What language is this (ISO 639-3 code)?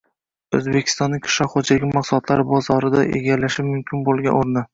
uzb